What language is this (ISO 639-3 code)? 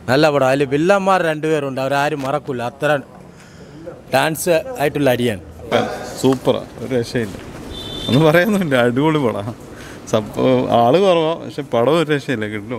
nor